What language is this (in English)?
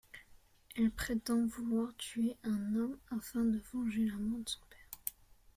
French